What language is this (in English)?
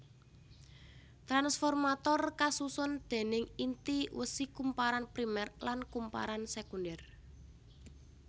Javanese